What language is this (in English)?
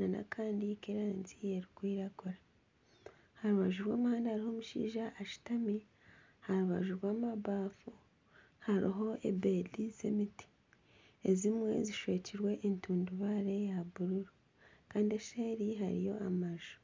Nyankole